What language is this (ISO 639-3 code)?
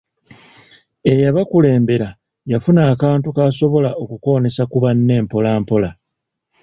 lug